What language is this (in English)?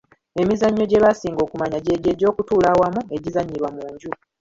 Ganda